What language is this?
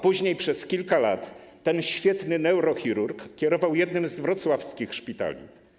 Polish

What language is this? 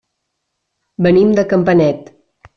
Catalan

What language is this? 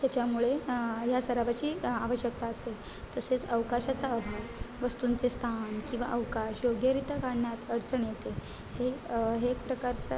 Marathi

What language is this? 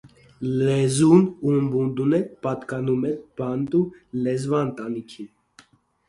Armenian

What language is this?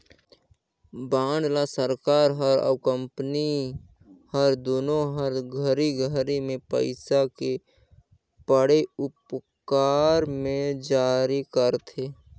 Chhattisgarhi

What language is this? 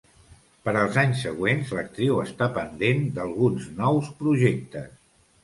Catalan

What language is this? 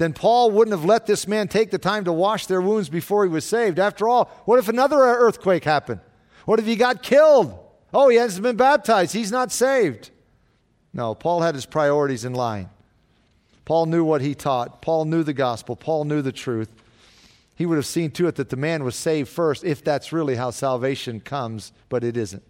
English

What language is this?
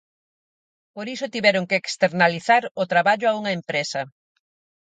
Galician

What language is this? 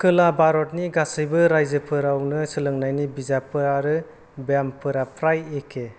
Bodo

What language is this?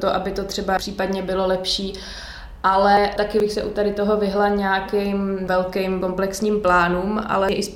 Czech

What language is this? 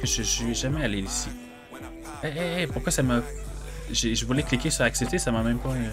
French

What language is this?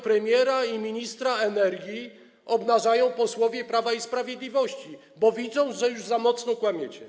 Polish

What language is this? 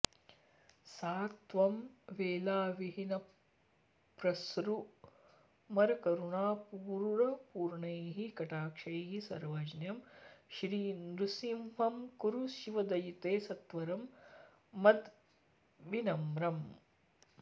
Sanskrit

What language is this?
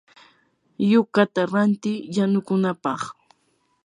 Yanahuanca Pasco Quechua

